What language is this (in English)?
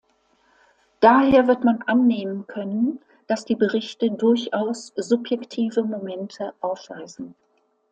German